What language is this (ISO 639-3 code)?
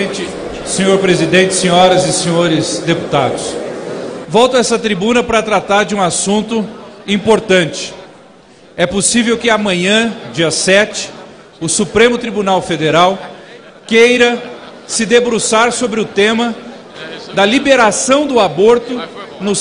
por